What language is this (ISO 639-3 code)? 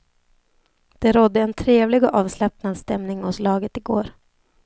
swe